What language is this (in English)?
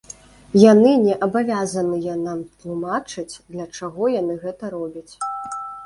Belarusian